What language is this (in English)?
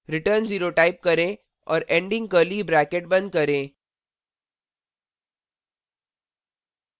Hindi